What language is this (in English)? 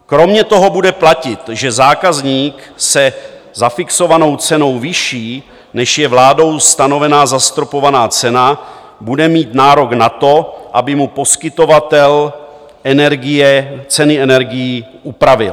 Czech